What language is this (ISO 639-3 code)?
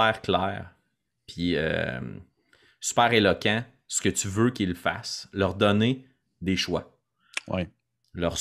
fra